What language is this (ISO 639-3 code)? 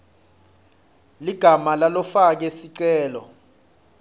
ssw